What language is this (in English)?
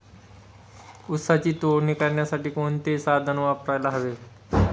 Marathi